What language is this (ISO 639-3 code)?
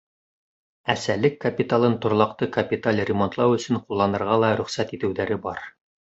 bak